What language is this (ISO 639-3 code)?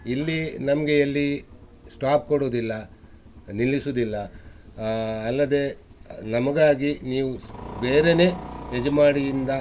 kan